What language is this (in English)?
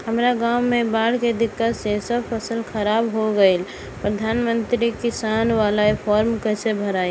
Bhojpuri